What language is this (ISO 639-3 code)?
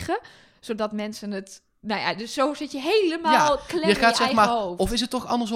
nld